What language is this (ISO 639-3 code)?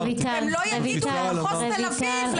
heb